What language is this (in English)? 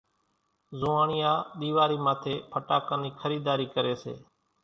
Kachi Koli